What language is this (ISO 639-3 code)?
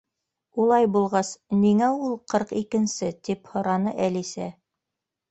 bak